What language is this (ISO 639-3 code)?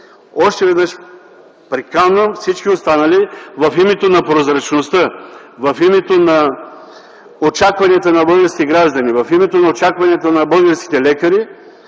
bul